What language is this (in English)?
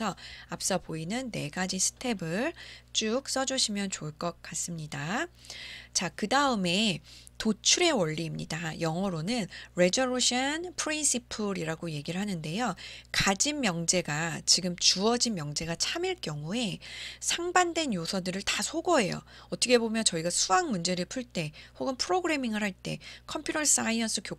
Korean